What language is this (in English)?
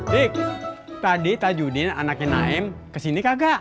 Indonesian